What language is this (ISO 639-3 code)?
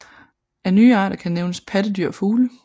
dan